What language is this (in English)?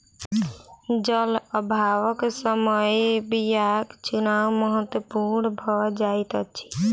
Maithili